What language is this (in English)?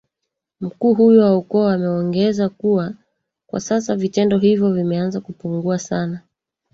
Swahili